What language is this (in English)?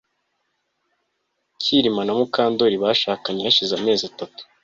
Kinyarwanda